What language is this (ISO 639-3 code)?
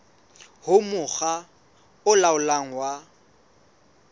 sot